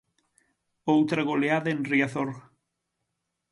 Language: Galician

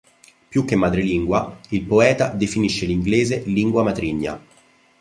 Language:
Italian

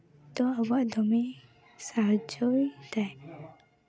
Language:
Santali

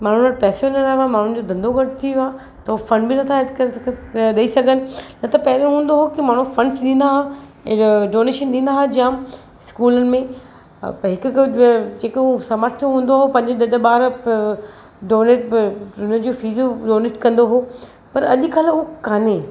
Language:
Sindhi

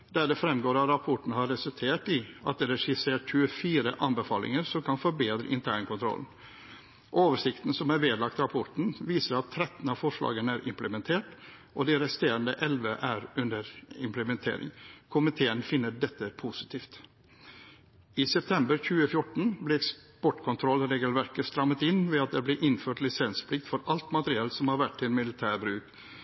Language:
Norwegian Bokmål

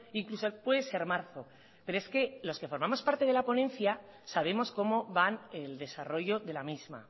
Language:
Spanish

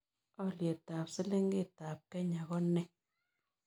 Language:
Kalenjin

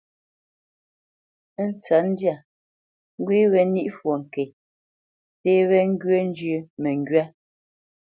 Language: Bamenyam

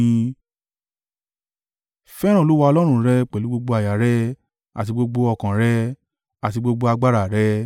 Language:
Yoruba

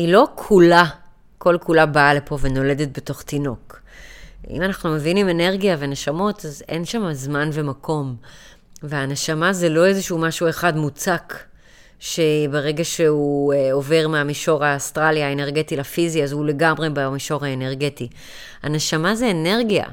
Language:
Hebrew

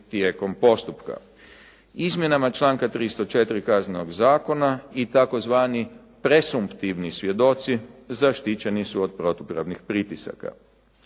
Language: Croatian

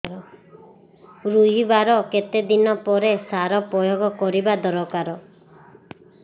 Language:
Odia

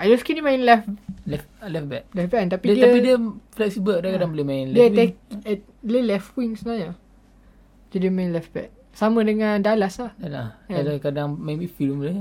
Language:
Malay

